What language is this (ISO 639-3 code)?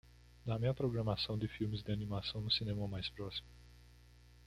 por